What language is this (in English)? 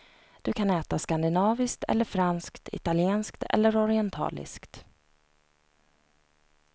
Swedish